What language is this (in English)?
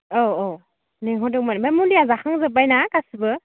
Bodo